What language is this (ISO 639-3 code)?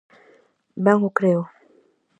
glg